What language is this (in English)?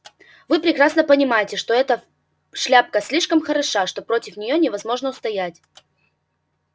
Russian